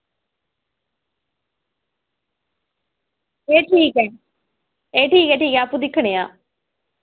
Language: Dogri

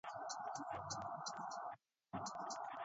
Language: English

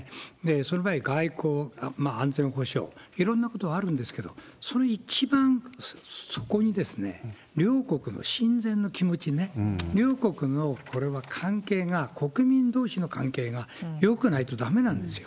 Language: Japanese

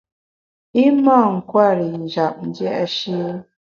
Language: Bamun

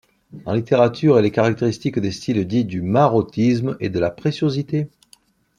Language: French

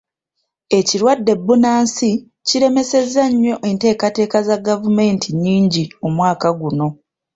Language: Ganda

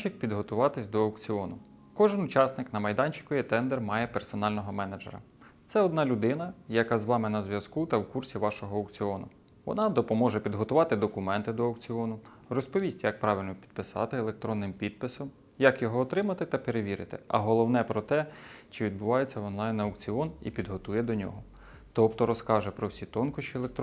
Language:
Ukrainian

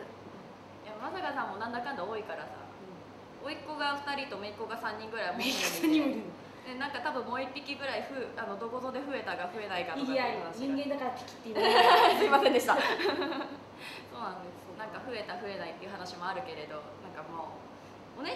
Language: Japanese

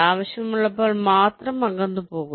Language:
Malayalam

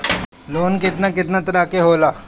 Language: Bhojpuri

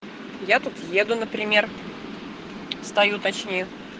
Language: Russian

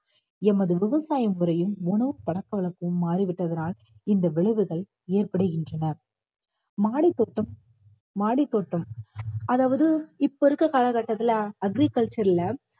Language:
Tamil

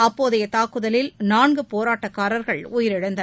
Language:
Tamil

